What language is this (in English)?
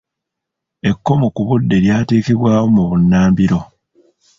Ganda